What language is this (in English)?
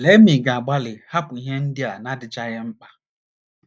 Igbo